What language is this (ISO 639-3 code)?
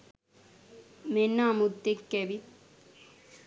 sin